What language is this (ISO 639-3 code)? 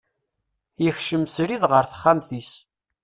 kab